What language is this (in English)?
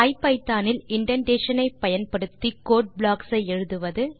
Tamil